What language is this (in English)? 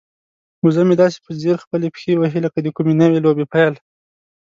Pashto